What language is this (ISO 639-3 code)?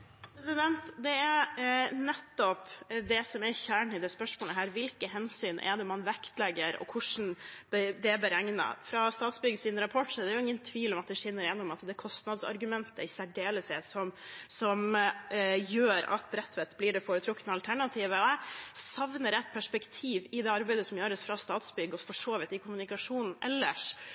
nob